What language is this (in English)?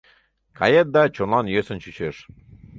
Mari